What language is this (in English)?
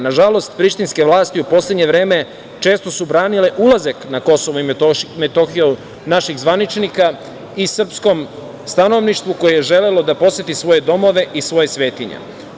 Serbian